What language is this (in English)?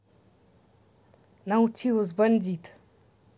Russian